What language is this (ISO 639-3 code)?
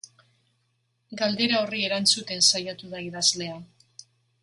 eus